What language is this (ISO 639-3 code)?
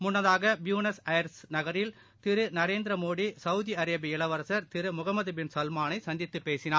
tam